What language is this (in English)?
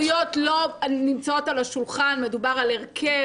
Hebrew